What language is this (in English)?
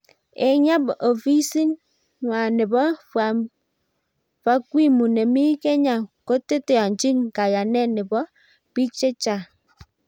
Kalenjin